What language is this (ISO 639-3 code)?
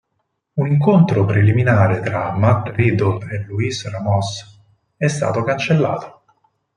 ita